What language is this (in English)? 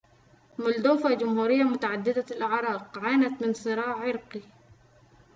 Arabic